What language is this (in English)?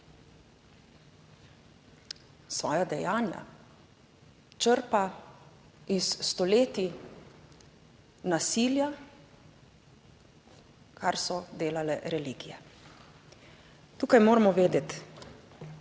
Slovenian